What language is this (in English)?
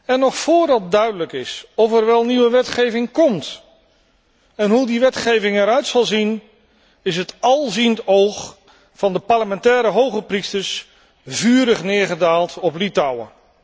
Dutch